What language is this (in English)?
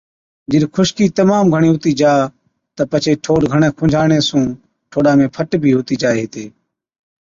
Od